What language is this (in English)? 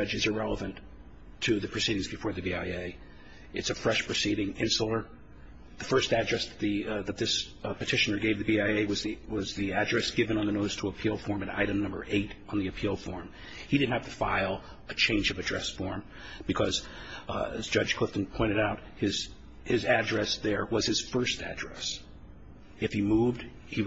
English